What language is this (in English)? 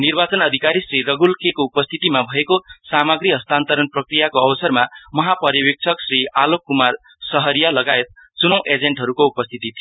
Nepali